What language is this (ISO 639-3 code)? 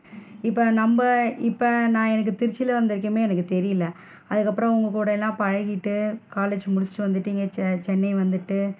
tam